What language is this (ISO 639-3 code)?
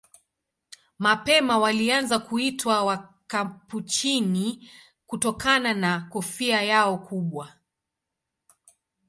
swa